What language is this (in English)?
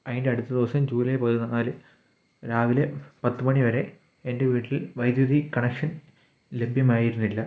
Malayalam